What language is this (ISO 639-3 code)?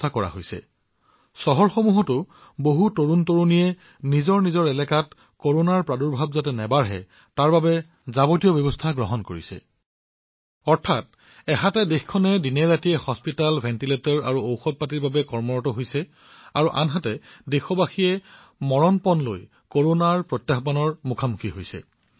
asm